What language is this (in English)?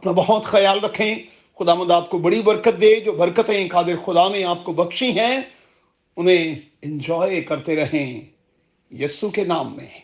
Urdu